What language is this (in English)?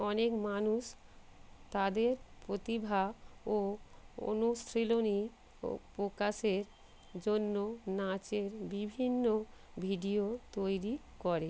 Bangla